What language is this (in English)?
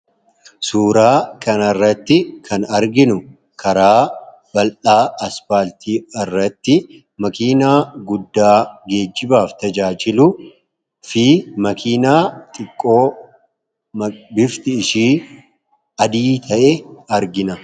Oromo